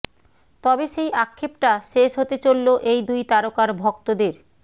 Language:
Bangla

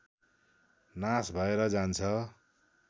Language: Nepali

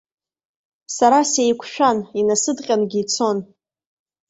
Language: Abkhazian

